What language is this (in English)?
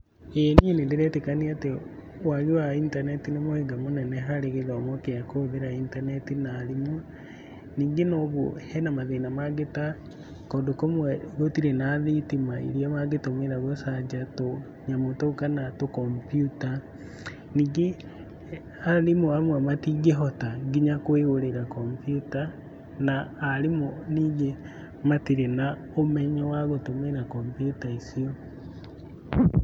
Kikuyu